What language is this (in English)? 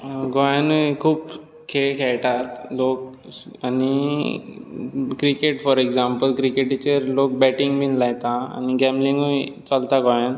Konkani